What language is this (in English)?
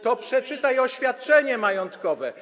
Polish